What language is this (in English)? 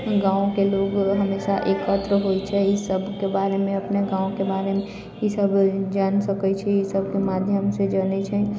Maithili